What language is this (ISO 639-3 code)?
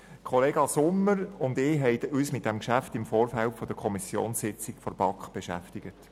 gsw